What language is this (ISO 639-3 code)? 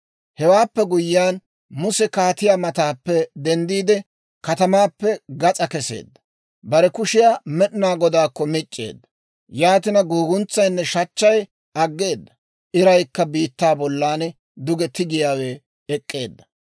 dwr